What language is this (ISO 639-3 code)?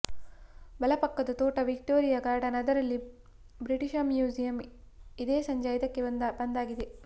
kan